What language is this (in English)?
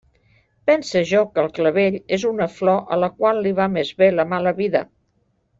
Catalan